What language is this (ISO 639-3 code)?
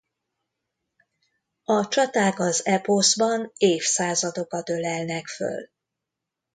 hun